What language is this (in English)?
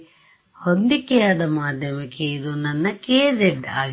Kannada